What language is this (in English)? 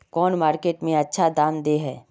Magahi